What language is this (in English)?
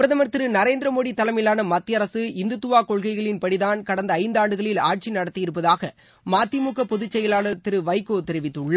Tamil